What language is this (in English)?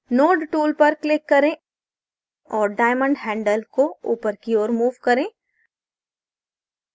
Hindi